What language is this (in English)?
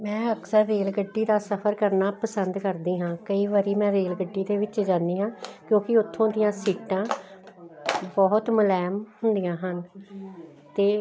Punjabi